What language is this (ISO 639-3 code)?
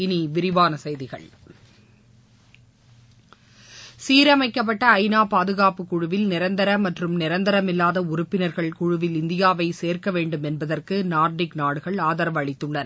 tam